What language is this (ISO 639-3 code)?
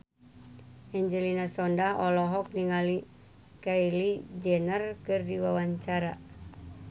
sun